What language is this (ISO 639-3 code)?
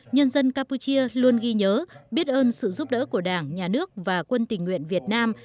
vie